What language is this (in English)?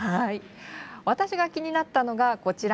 Japanese